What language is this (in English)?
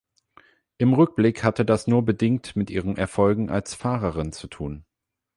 German